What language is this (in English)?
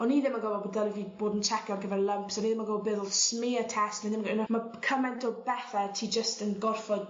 Welsh